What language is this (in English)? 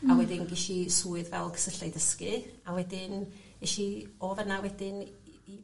Welsh